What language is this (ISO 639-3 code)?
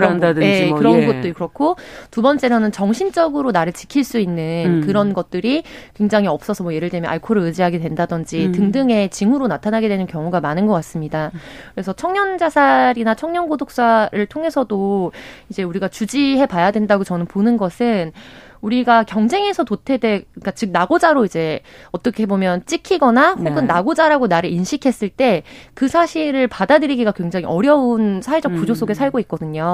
kor